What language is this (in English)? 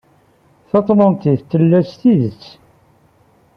Kabyle